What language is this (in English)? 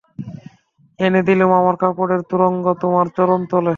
Bangla